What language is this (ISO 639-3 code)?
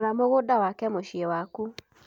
kik